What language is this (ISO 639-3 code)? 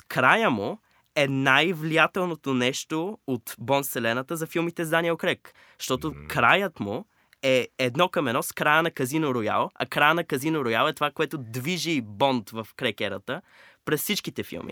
bul